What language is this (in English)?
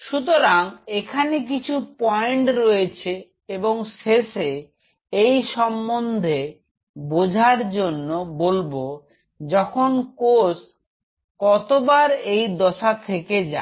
Bangla